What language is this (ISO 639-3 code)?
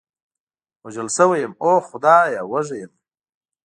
pus